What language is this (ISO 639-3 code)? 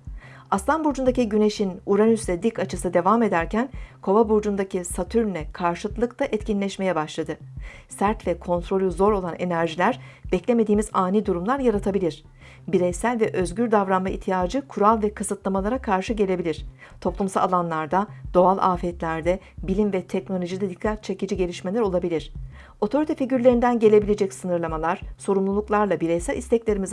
tur